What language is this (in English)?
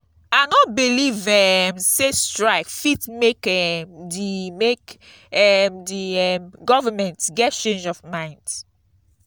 Nigerian Pidgin